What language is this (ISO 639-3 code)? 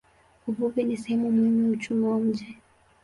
swa